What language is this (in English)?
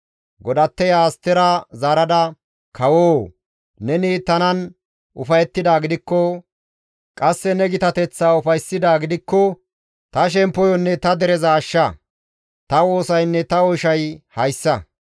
Gamo